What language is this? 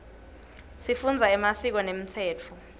Swati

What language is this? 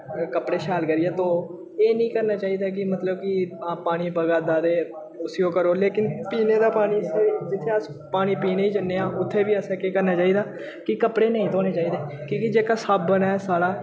Dogri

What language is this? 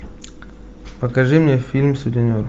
Russian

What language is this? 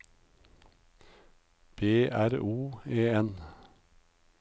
Norwegian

